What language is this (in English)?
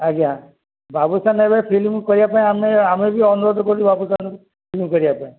Odia